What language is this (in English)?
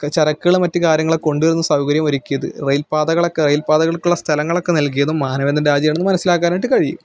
Malayalam